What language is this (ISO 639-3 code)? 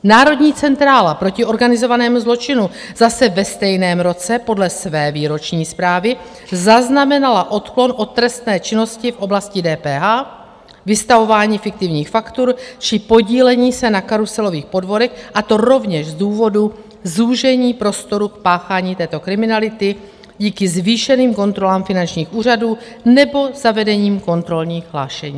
ces